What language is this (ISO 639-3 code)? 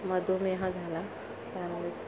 mar